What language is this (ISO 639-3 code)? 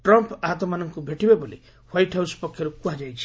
ori